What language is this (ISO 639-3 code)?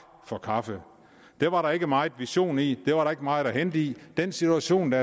dan